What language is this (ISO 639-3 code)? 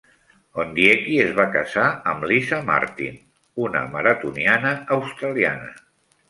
cat